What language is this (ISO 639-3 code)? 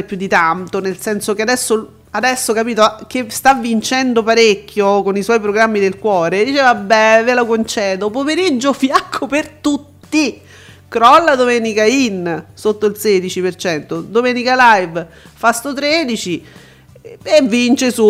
ita